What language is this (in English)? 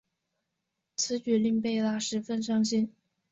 Chinese